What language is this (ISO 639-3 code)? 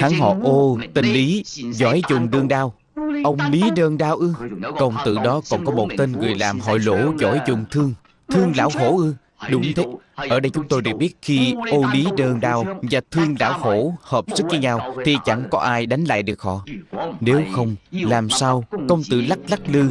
vie